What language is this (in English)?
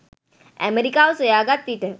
Sinhala